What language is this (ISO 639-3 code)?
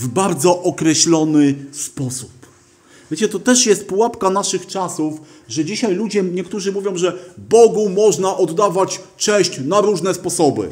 pol